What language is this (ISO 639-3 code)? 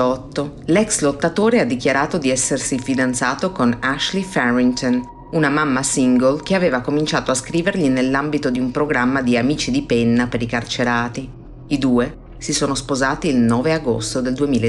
ita